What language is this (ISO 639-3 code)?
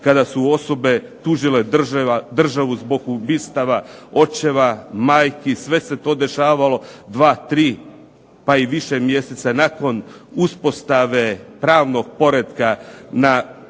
hrv